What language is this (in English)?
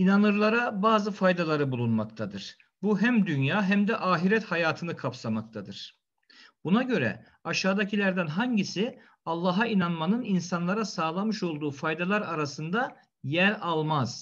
Turkish